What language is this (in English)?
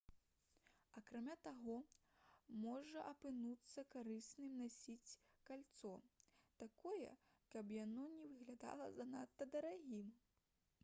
Belarusian